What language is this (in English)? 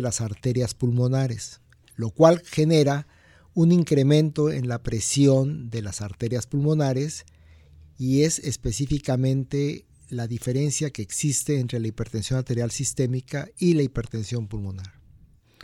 Spanish